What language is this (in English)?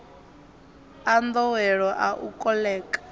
Venda